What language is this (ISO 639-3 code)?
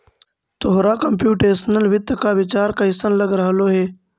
mag